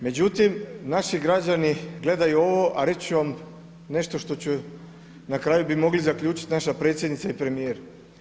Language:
Croatian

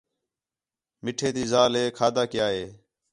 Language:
Khetrani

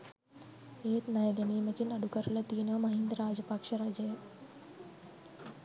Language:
Sinhala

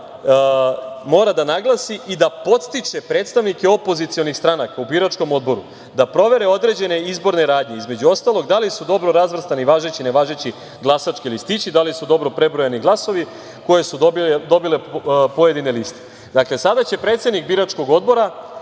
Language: Serbian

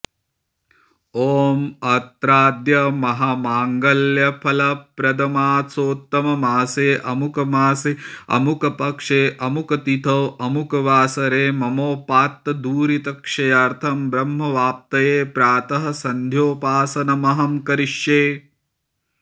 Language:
Sanskrit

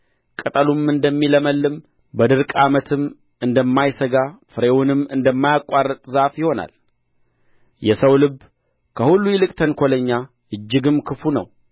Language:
Amharic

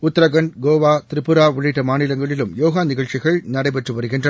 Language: Tamil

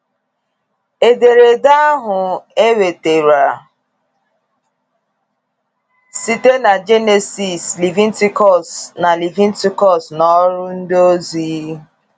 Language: Igbo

